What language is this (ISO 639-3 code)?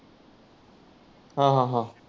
mar